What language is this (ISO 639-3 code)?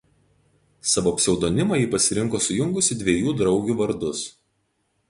lit